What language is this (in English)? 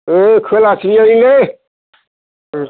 Bodo